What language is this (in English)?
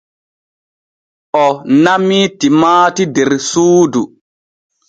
Borgu Fulfulde